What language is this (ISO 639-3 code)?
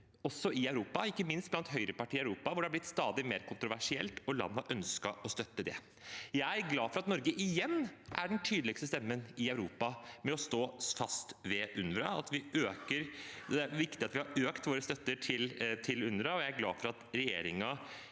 nor